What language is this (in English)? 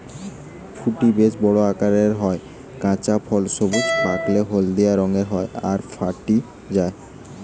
Bangla